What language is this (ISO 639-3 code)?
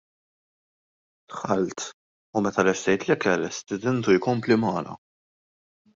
mlt